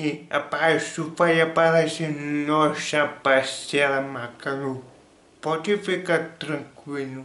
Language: Portuguese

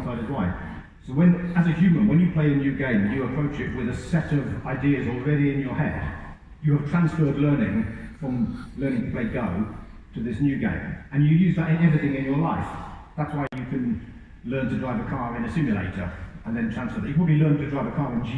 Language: English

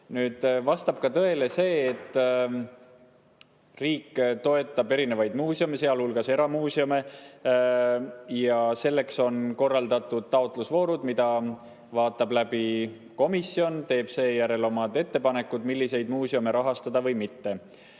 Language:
Estonian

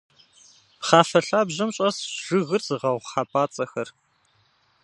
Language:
Kabardian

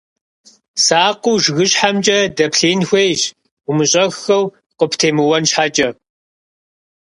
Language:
Kabardian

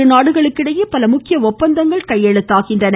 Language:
Tamil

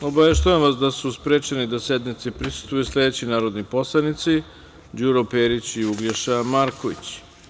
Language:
Serbian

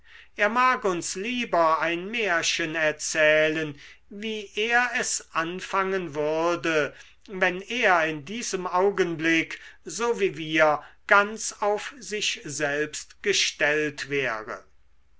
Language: German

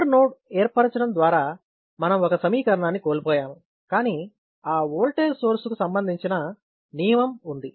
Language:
Telugu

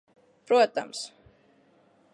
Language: Latvian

